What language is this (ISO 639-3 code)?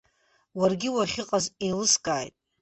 abk